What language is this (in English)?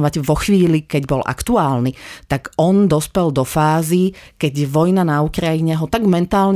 Slovak